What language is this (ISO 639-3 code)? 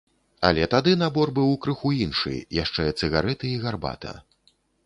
bel